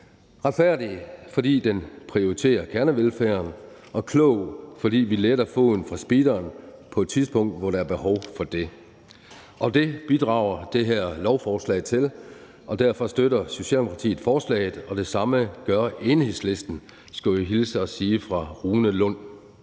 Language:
Danish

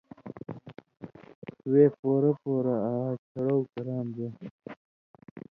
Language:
Indus Kohistani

